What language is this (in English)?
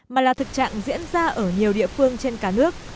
Vietnamese